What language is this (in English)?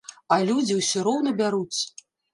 Belarusian